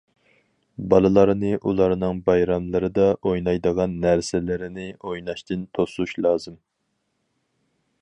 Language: Uyghur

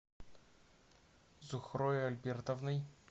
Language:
Russian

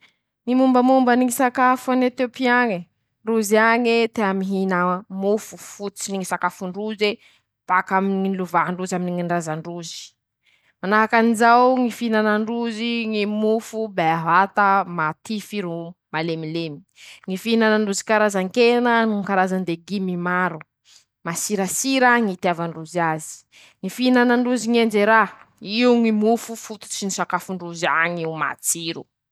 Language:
Masikoro Malagasy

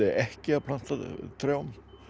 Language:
Icelandic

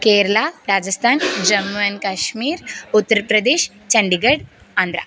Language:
Sanskrit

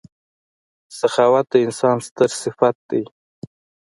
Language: Pashto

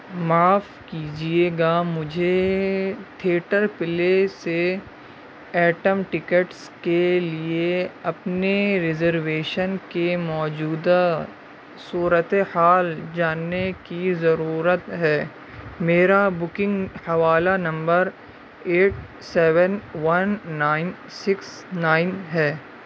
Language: Urdu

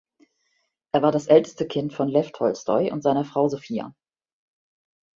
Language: German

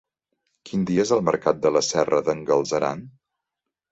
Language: Catalan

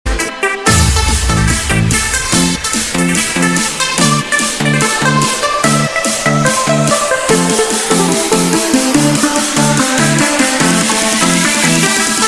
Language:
Vietnamese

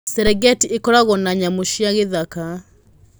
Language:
Kikuyu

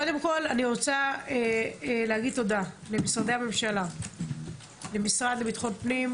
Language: Hebrew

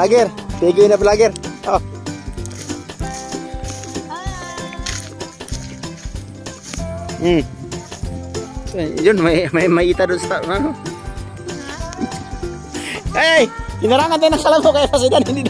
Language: Indonesian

